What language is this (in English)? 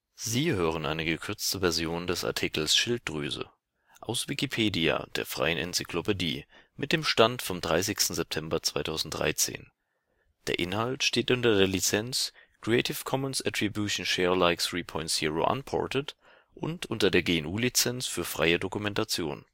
German